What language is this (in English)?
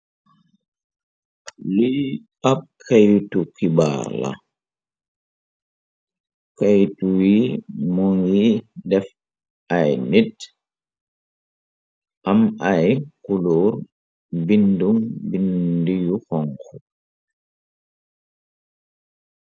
Wolof